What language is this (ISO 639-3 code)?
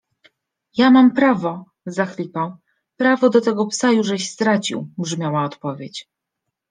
pol